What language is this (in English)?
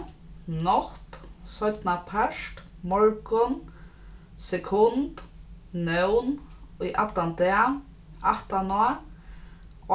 Faroese